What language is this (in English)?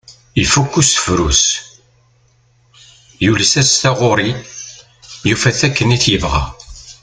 Kabyle